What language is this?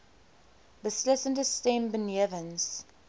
Afrikaans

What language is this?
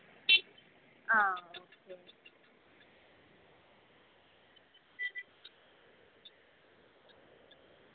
Malayalam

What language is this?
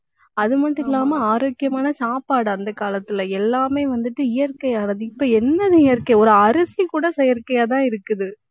Tamil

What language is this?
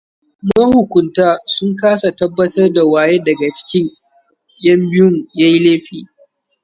Hausa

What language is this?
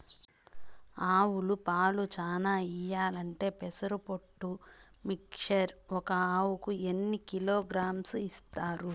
Telugu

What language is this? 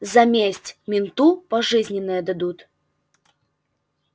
Russian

